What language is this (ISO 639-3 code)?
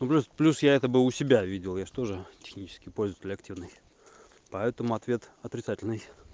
rus